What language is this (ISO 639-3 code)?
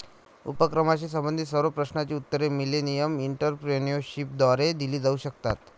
mar